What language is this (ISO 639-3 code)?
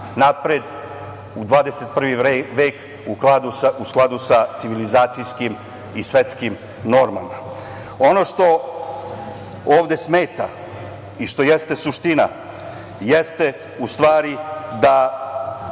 srp